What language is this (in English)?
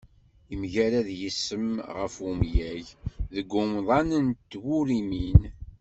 Kabyle